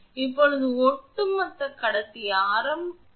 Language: Tamil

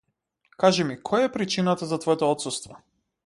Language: Macedonian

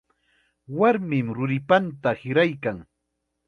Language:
Chiquián Ancash Quechua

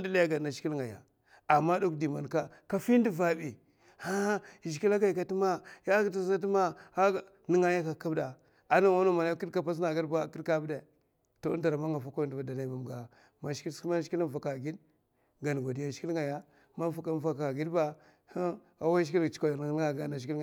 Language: Mafa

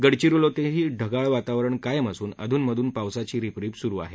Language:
Marathi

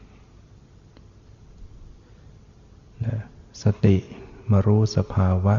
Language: Thai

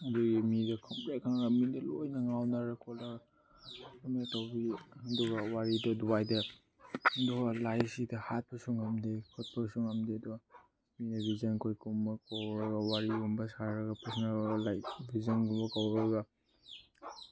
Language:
Manipuri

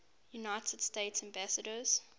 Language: English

